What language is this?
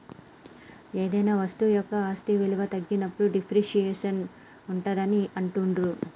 Telugu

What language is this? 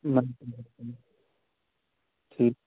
Kashmiri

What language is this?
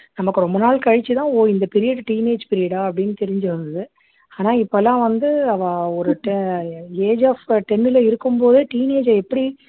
Tamil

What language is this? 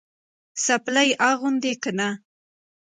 Pashto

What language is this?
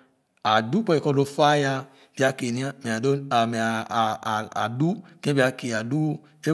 Khana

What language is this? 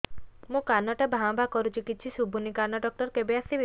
Odia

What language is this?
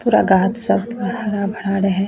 Maithili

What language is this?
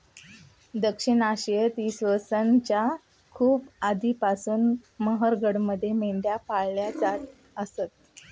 Marathi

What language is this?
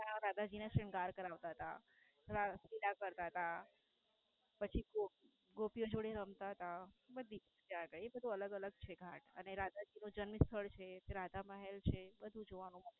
Gujarati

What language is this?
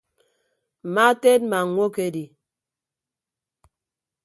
Ibibio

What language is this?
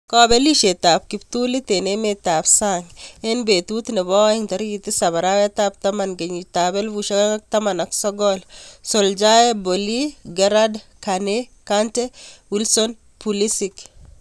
Kalenjin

